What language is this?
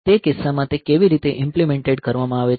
Gujarati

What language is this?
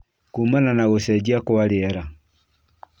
Kikuyu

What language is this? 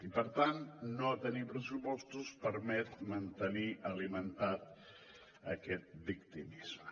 Catalan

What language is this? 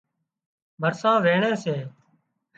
Wadiyara Koli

